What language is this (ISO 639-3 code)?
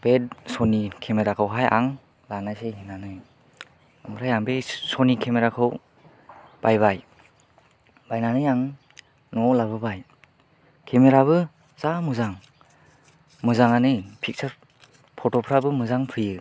brx